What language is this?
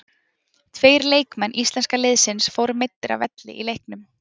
Icelandic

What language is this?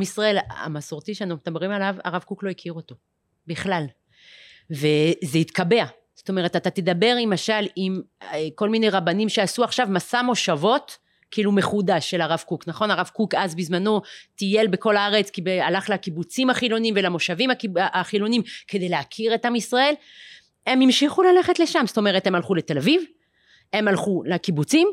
Hebrew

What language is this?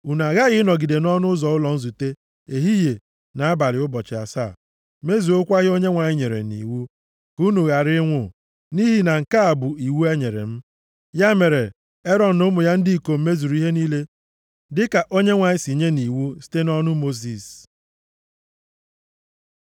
Igbo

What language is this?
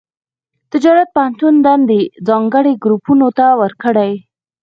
Pashto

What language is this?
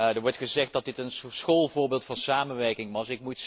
Dutch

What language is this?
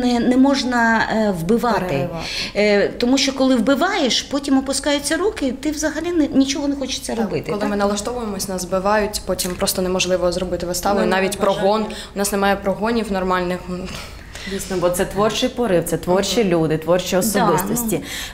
Ukrainian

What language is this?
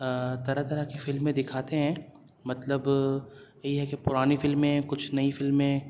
Urdu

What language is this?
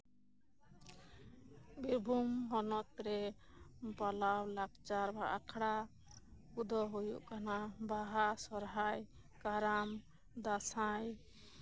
Santali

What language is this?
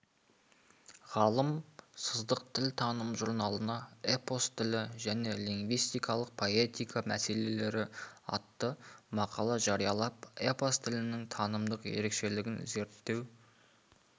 Kazakh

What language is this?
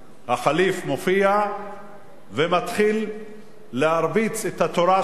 Hebrew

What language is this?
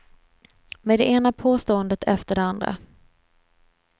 Swedish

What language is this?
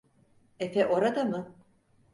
Turkish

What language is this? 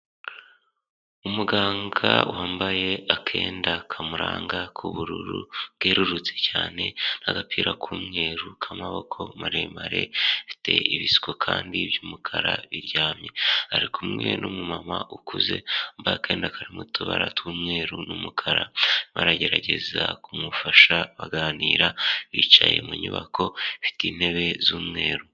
Kinyarwanda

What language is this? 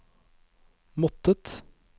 Norwegian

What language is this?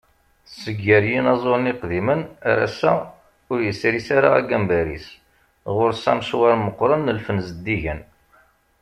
Kabyle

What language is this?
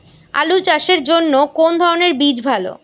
Bangla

